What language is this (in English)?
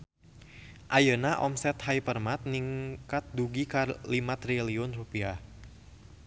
Sundanese